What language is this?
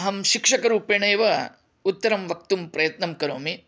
Sanskrit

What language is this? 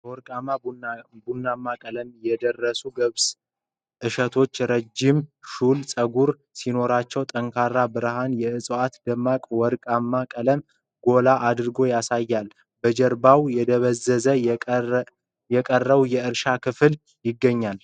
Amharic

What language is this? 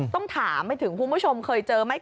Thai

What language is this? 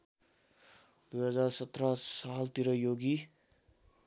Nepali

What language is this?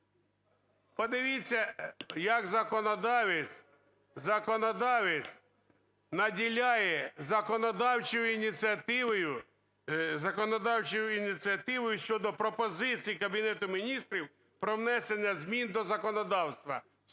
Ukrainian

